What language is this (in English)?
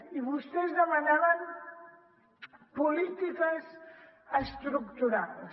Catalan